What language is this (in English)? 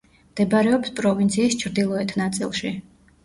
Georgian